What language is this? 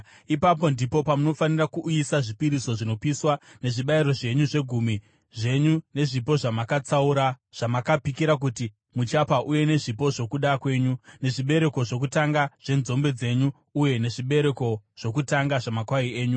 Shona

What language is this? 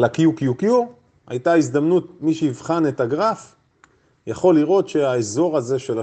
Hebrew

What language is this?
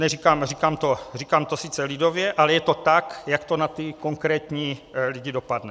Czech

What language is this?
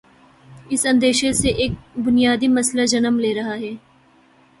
Urdu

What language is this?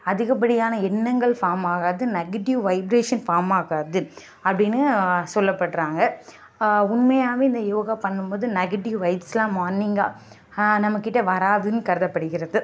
Tamil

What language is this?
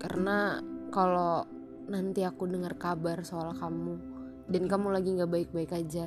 Indonesian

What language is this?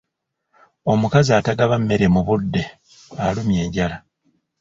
Ganda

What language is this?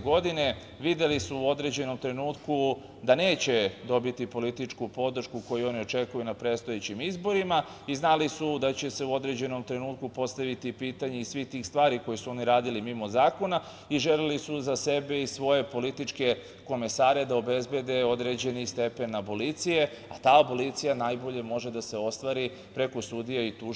Serbian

